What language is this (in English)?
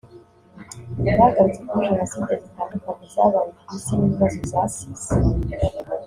Kinyarwanda